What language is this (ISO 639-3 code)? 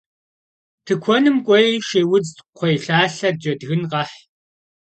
kbd